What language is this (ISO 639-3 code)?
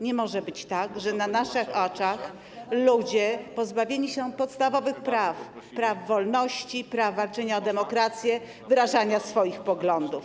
pol